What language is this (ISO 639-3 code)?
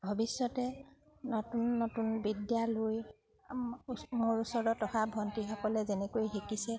asm